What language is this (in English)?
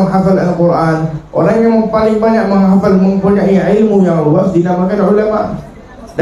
Malay